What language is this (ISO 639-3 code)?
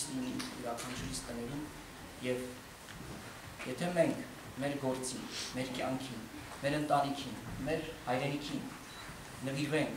ron